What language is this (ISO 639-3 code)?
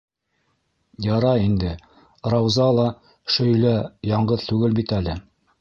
bak